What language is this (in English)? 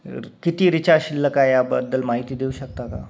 Marathi